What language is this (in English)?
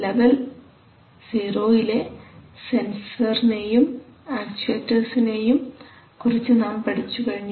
Malayalam